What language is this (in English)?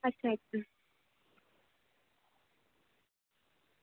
Dogri